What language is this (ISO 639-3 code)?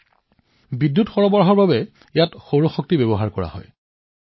asm